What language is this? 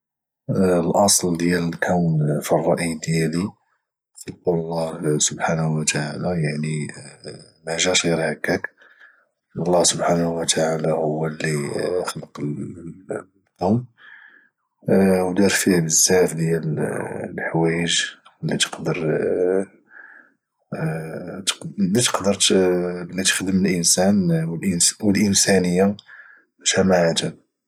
Moroccan Arabic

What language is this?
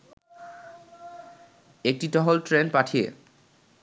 Bangla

